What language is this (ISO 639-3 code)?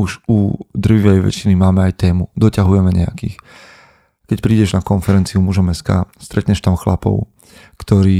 slk